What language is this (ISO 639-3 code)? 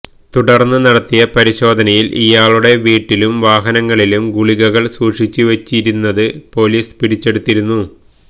mal